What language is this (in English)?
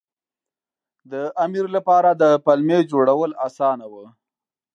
Pashto